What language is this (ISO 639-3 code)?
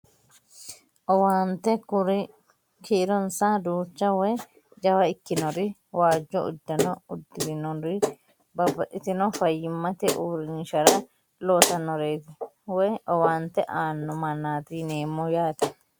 sid